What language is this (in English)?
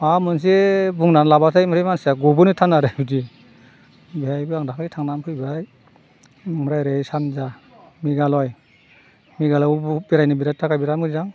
Bodo